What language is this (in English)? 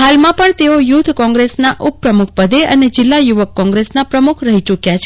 Gujarati